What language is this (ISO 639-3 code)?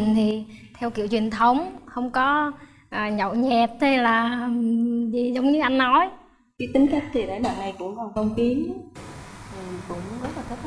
vie